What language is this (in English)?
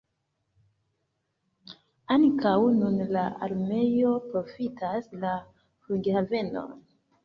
Esperanto